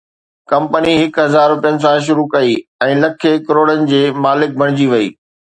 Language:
Sindhi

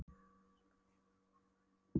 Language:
Icelandic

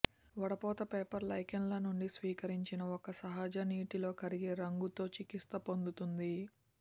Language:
Telugu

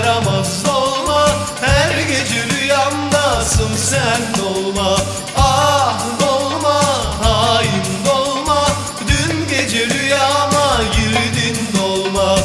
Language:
Turkish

